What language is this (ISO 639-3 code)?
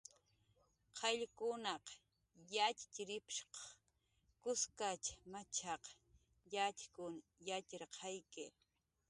jqr